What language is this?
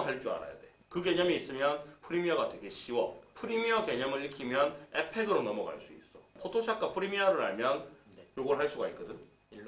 Korean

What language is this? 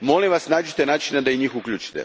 Croatian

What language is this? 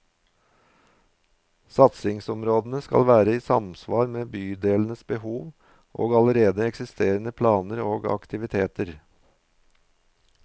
Norwegian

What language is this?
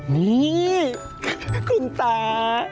Thai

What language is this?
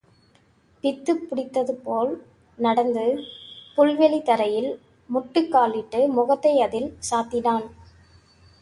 Tamil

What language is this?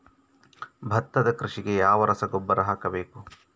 Kannada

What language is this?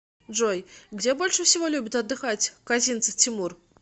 Russian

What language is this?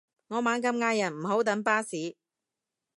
Cantonese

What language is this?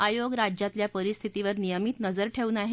Marathi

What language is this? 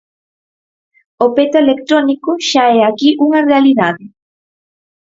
Galician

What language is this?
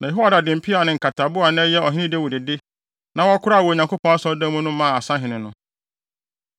Akan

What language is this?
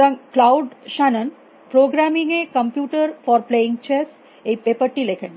Bangla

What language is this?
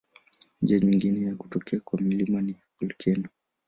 Swahili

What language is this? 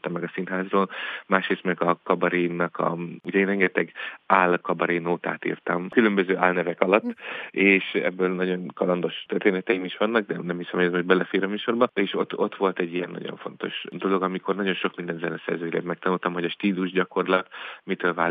Hungarian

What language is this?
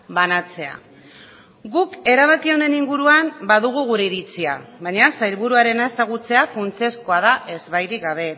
Basque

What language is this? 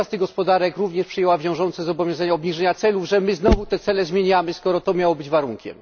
Polish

